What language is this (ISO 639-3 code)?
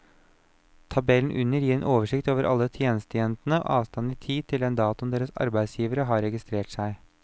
nor